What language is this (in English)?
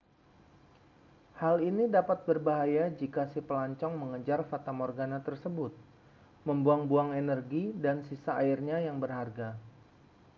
Indonesian